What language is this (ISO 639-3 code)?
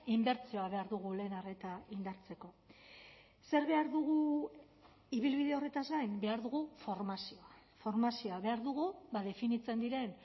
eus